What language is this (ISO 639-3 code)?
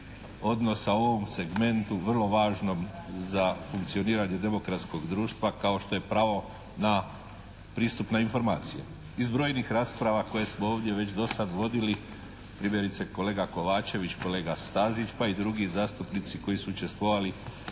hrv